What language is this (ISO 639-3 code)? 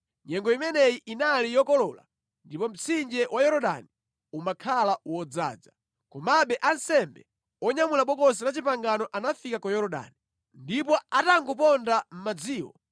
nya